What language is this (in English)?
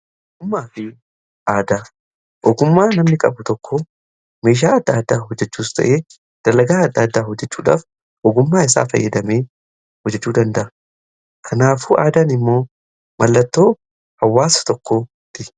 Oromo